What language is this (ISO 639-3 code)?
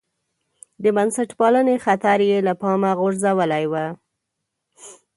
pus